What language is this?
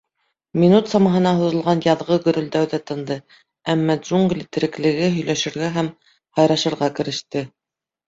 Bashkir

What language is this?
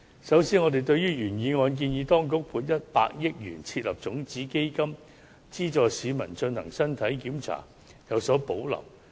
Cantonese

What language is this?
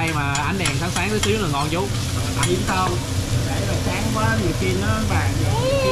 Vietnamese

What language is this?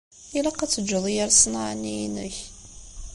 Kabyle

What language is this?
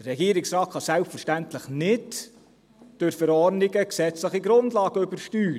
Swiss German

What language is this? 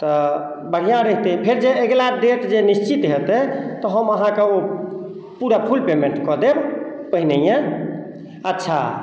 Maithili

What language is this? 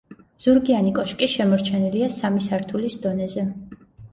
Georgian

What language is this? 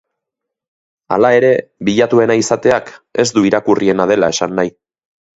Basque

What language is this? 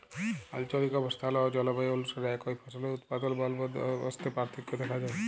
Bangla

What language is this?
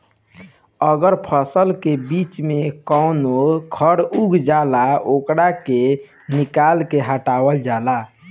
Bhojpuri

